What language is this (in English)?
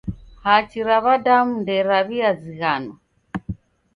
Taita